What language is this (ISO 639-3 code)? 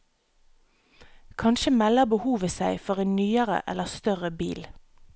nor